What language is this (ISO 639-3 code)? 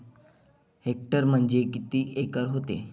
mar